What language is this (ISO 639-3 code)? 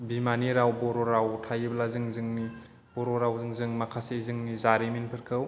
brx